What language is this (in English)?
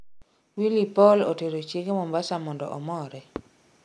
Luo (Kenya and Tanzania)